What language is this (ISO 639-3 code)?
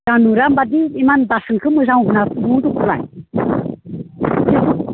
brx